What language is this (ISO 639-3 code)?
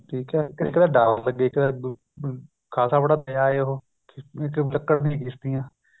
pan